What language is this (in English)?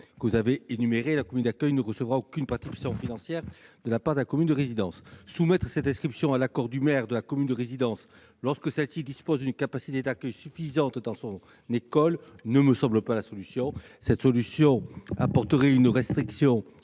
French